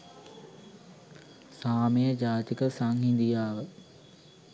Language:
Sinhala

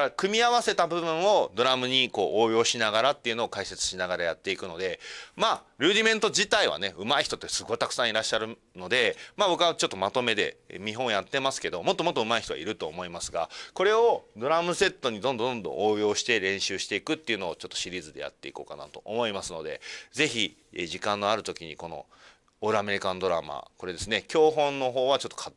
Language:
Japanese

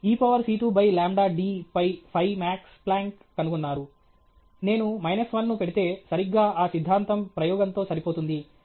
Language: Telugu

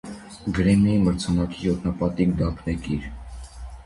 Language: Armenian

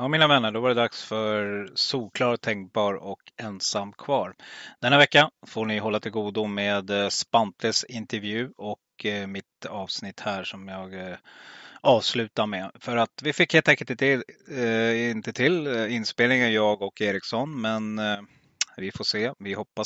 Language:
Swedish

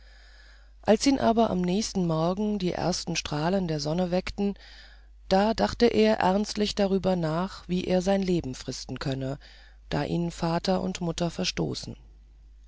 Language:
German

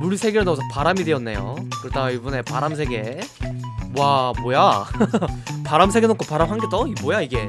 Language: Korean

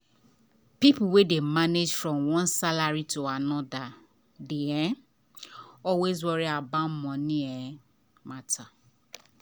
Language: Nigerian Pidgin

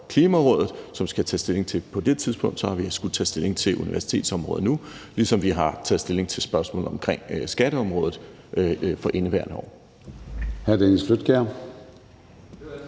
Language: Danish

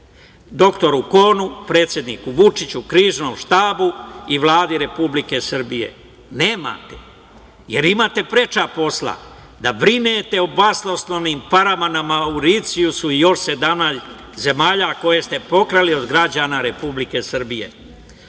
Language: Serbian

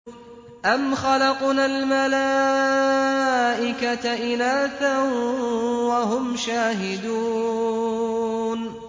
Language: Arabic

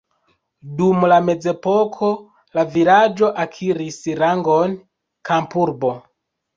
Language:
Esperanto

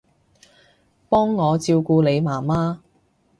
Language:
Cantonese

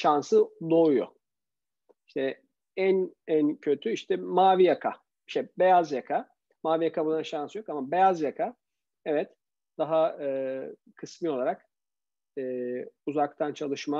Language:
Turkish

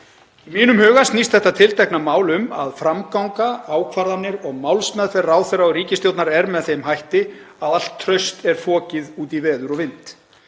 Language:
Icelandic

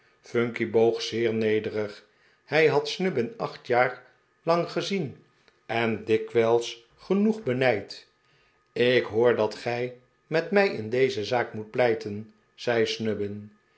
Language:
Dutch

